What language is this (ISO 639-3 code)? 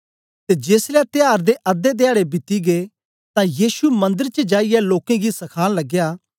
doi